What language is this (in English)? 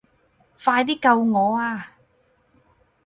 Cantonese